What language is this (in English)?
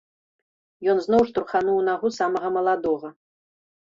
Belarusian